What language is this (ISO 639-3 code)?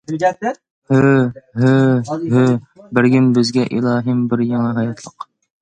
uig